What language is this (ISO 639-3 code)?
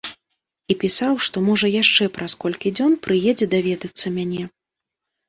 bel